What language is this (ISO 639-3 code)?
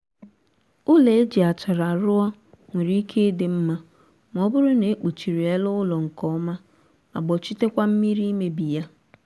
ibo